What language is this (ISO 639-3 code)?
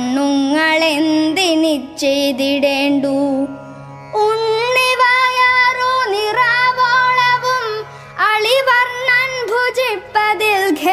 mal